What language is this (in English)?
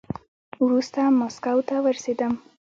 Pashto